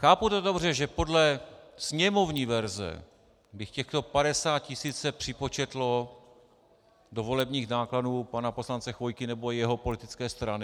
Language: Czech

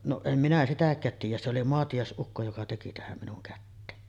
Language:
Finnish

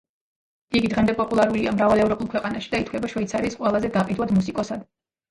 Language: Georgian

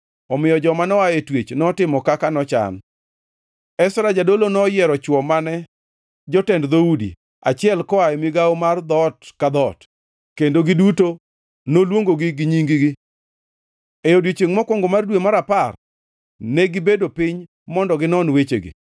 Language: Luo (Kenya and Tanzania)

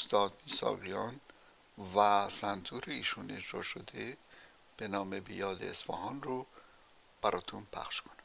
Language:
Persian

